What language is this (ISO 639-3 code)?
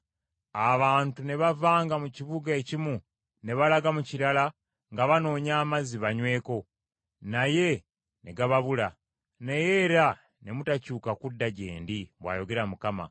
lug